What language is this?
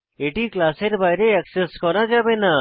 Bangla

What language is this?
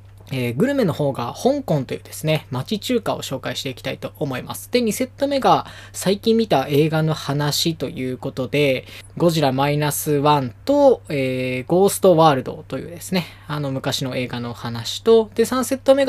Japanese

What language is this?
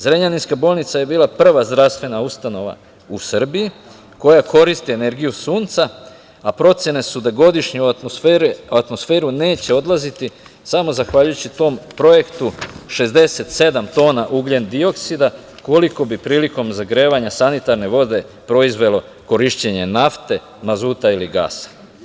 Serbian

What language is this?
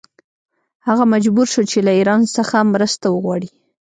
Pashto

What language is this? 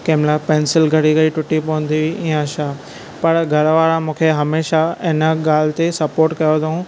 Sindhi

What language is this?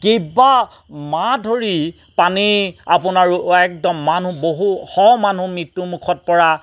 Assamese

